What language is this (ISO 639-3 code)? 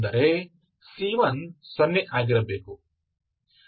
kan